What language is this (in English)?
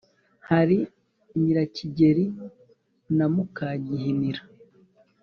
Kinyarwanda